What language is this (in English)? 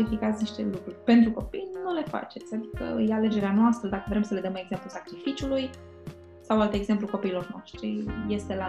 Romanian